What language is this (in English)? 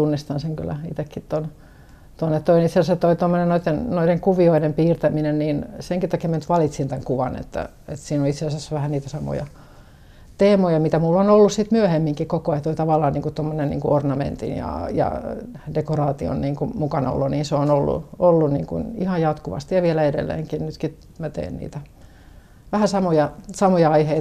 Finnish